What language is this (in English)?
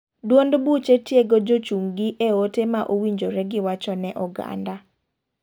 Luo (Kenya and Tanzania)